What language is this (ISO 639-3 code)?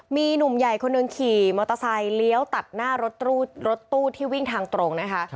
tha